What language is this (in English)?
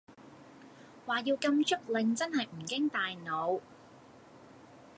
Cantonese